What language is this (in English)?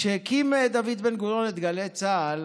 Hebrew